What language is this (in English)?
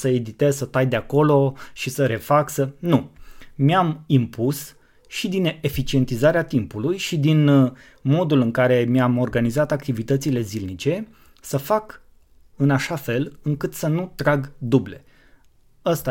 Romanian